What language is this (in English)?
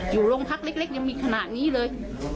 Thai